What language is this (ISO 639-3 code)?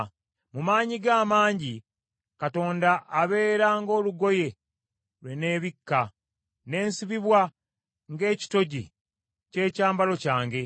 lug